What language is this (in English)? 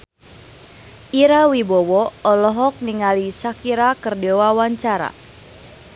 Sundanese